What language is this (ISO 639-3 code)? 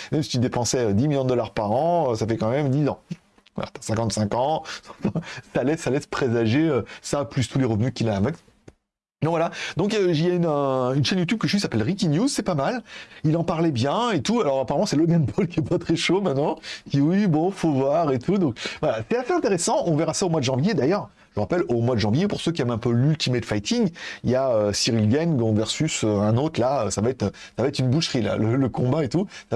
fra